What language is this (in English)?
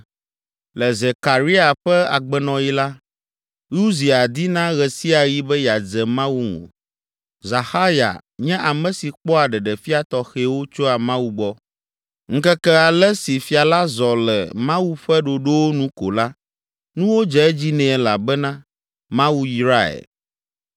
Ewe